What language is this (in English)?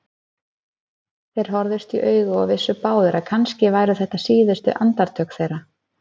Icelandic